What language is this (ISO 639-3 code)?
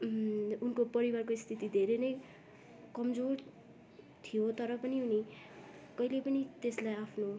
nep